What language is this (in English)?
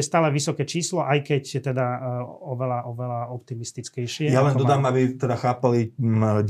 Slovak